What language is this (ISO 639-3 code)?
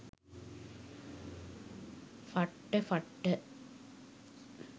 sin